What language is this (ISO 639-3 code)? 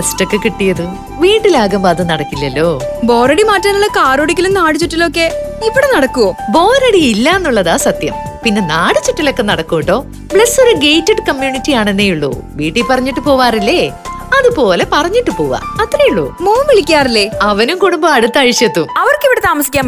mal